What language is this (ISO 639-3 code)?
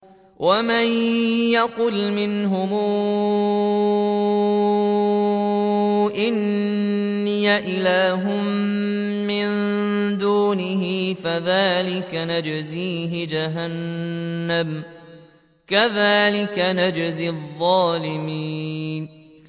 ara